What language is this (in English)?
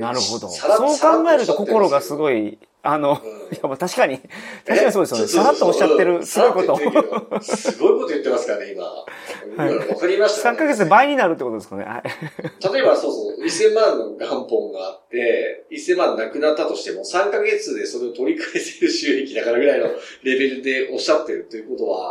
Japanese